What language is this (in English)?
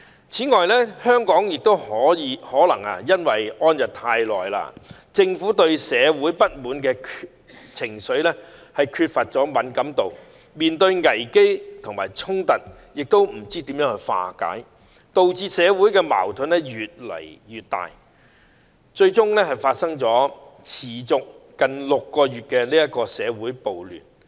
Cantonese